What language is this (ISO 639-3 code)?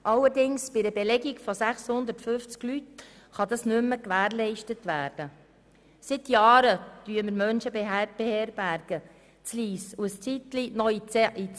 gsw